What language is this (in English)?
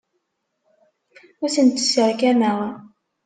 Kabyle